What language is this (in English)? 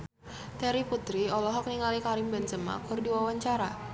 Sundanese